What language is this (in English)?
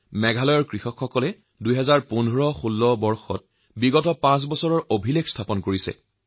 Assamese